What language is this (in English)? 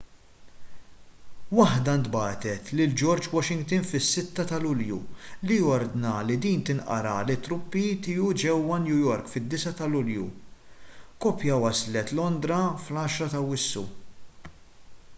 Maltese